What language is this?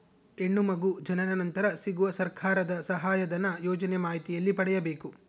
Kannada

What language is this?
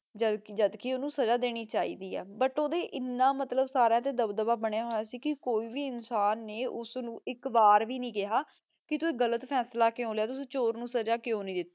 Punjabi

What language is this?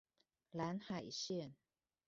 Chinese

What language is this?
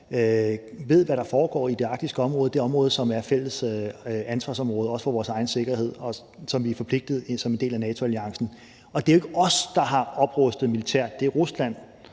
Danish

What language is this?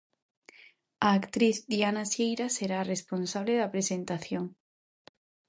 Galician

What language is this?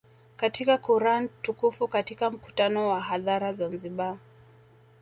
Swahili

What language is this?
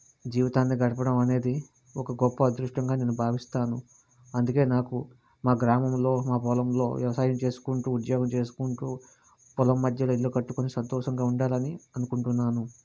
Telugu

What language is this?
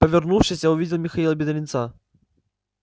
Russian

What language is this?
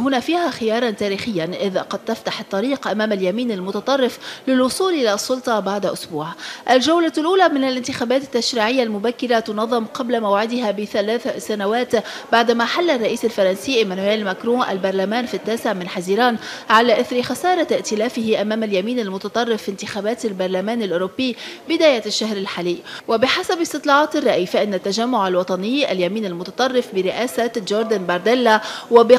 Arabic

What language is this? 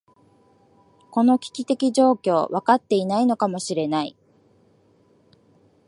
Japanese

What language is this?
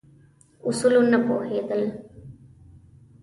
Pashto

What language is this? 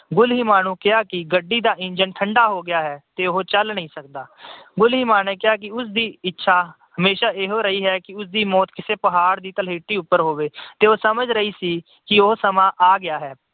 Punjabi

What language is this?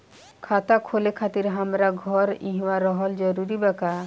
Bhojpuri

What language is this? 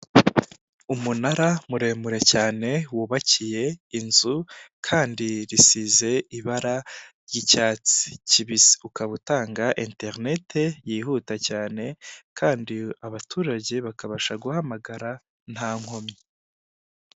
Kinyarwanda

